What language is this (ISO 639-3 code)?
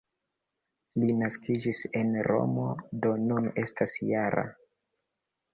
epo